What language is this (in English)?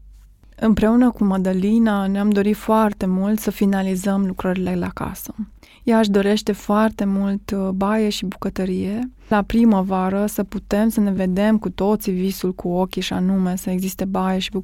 Romanian